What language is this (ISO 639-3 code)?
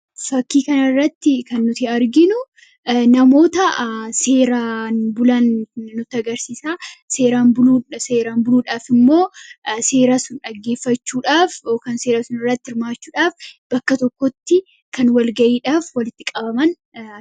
orm